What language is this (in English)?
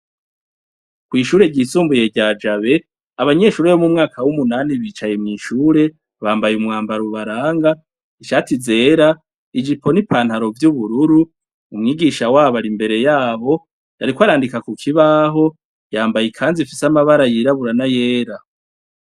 Rundi